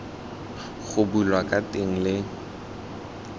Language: Tswana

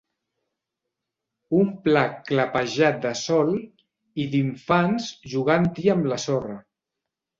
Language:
Catalan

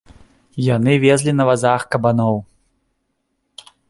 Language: Belarusian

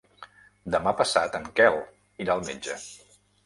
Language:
Catalan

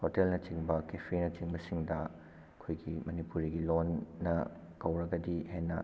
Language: Manipuri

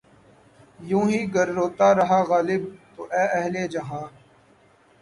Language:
Urdu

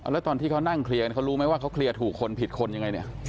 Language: Thai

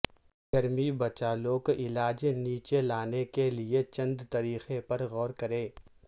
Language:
Urdu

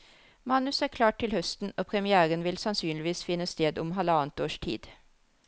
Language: Norwegian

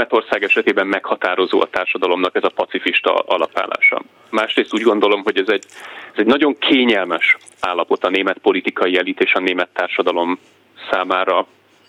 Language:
Hungarian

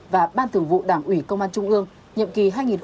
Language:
Vietnamese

